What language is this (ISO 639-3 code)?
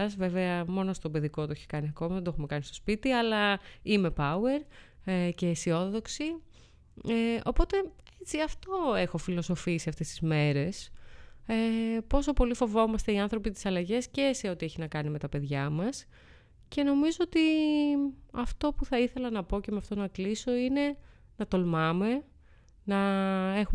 ell